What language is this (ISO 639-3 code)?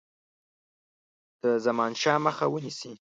pus